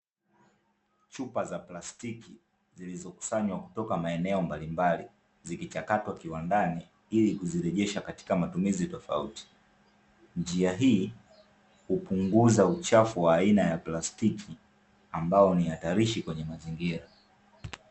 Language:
Swahili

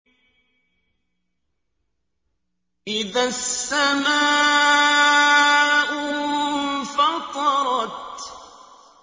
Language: Arabic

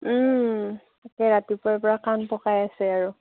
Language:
Assamese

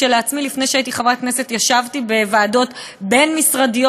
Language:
Hebrew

